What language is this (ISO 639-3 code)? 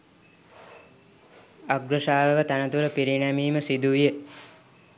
sin